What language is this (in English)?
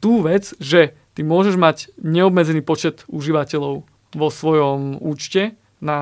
Slovak